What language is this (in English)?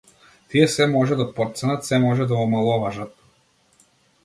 Macedonian